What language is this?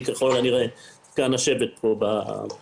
Hebrew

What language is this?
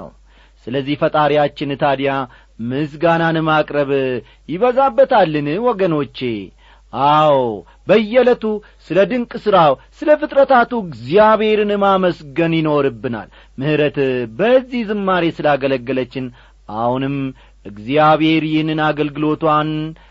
Amharic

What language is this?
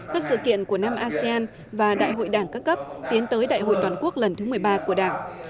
Vietnamese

